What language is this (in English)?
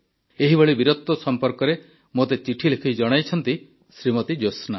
Odia